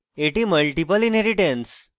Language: Bangla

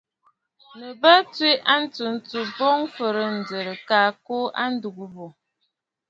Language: Bafut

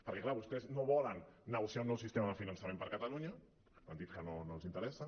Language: Catalan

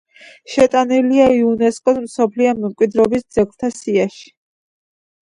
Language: Georgian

